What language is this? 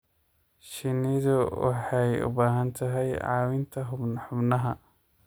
Somali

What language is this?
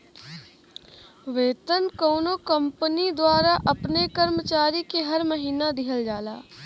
Bhojpuri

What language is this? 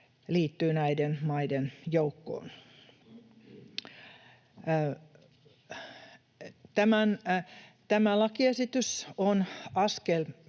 Finnish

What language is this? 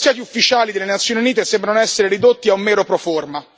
Italian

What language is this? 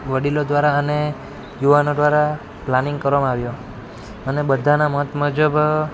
Gujarati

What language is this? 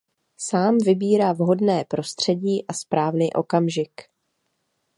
Czech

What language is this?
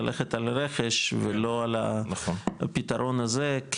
Hebrew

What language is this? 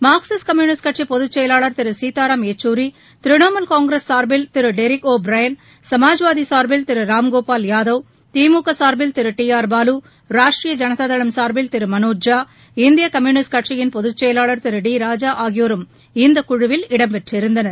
Tamil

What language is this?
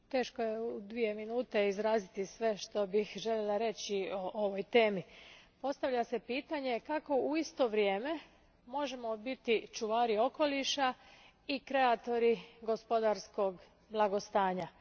Croatian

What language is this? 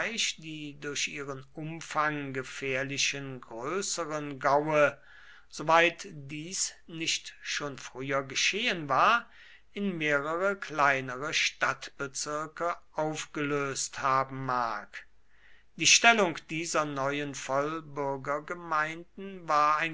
German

